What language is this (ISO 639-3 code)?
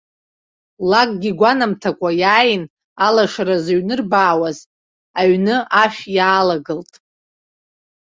abk